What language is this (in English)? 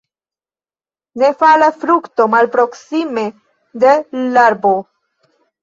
Esperanto